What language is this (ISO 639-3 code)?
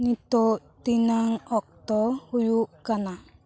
sat